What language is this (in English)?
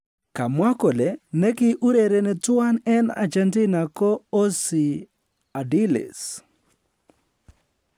Kalenjin